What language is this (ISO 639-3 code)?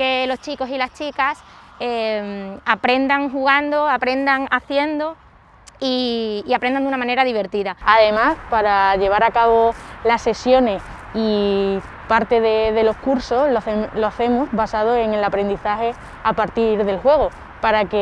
spa